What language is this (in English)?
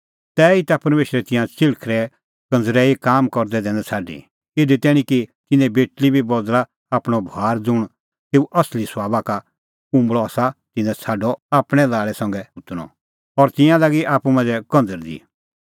Kullu Pahari